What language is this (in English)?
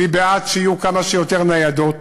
Hebrew